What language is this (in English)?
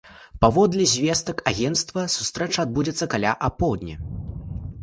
Belarusian